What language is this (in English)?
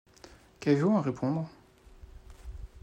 French